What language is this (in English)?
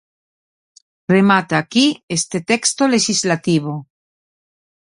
Galician